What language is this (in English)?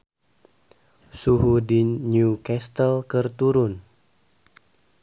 Sundanese